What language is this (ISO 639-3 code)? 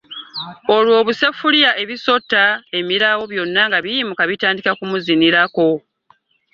lug